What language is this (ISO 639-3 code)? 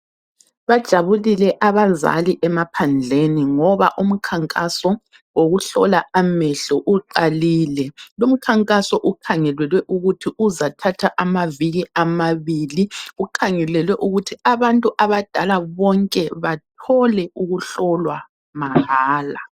nde